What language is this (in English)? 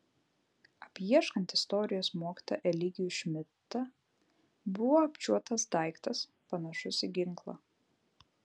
Lithuanian